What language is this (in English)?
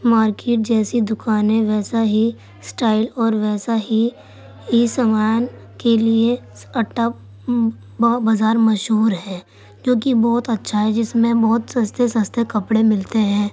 Urdu